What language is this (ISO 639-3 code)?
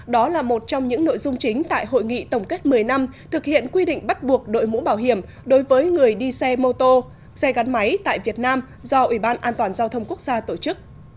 vie